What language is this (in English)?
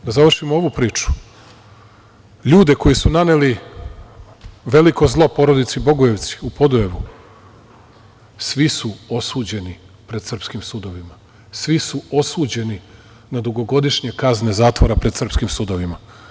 Serbian